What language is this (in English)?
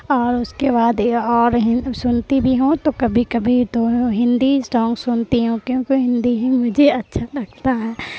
Urdu